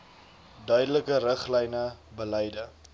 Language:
Afrikaans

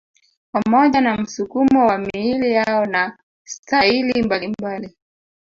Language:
Swahili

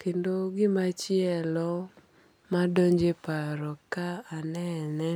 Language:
Luo (Kenya and Tanzania)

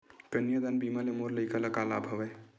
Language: Chhattisgarhi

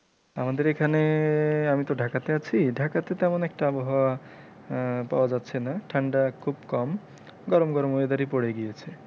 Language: Bangla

